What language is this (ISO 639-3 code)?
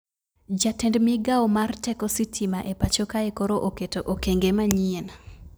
luo